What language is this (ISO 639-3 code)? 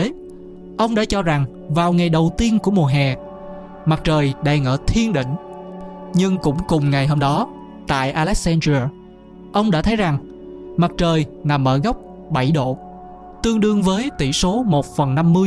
vie